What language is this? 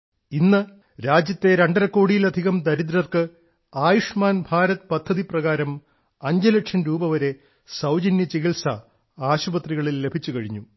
Malayalam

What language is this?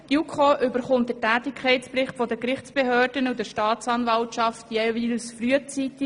Swiss German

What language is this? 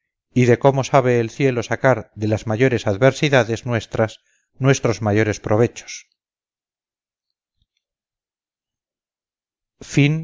Spanish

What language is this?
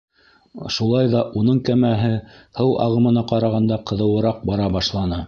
Bashkir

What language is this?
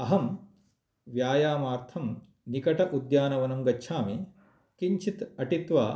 Sanskrit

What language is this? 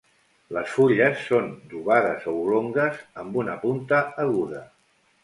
Catalan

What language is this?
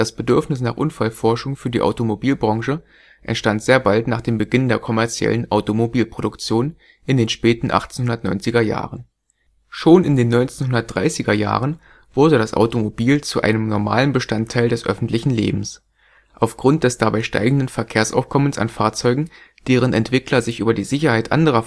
German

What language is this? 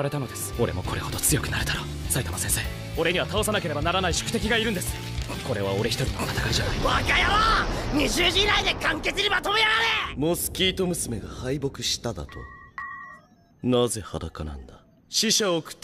Japanese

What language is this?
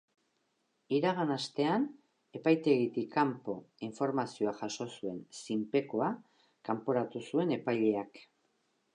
Basque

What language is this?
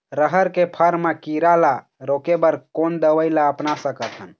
Chhattisgarhi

